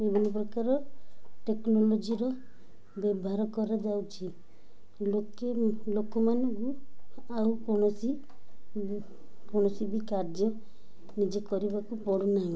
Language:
Odia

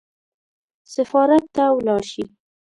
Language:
Pashto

